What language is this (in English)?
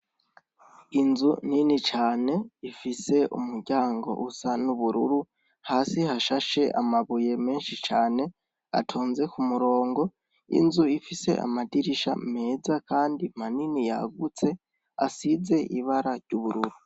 Rundi